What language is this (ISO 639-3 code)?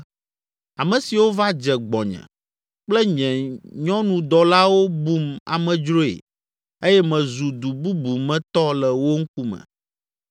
ewe